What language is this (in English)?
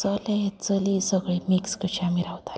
Konkani